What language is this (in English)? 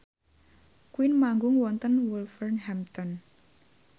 Javanese